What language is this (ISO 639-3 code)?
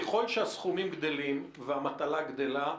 heb